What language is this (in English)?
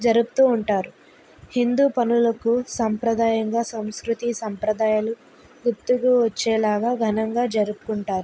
Telugu